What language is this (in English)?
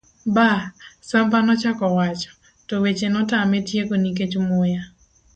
Luo (Kenya and Tanzania)